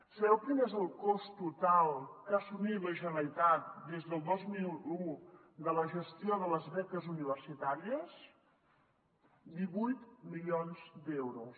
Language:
Catalan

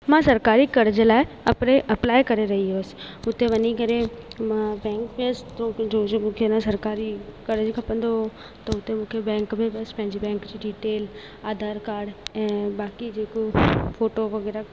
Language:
Sindhi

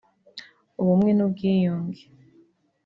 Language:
Kinyarwanda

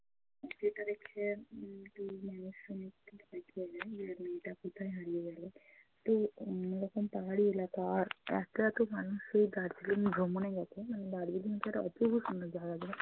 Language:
Bangla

